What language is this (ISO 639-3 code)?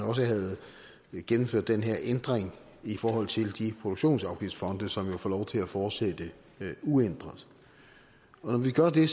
dan